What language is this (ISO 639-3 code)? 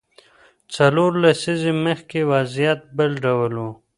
pus